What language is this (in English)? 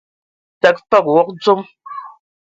Ewondo